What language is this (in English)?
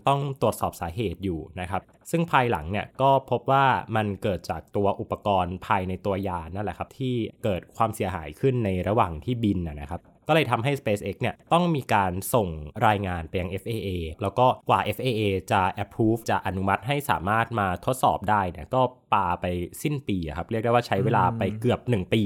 Thai